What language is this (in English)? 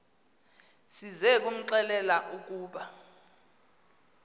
Xhosa